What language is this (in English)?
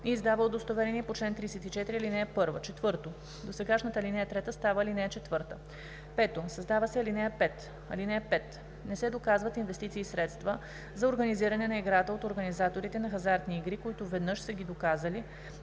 Bulgarian